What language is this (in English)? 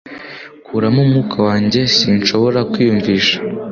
Kinyarwanda